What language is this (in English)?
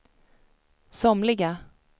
Swedish